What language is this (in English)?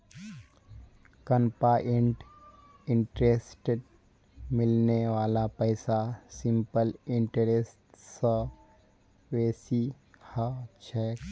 Magahi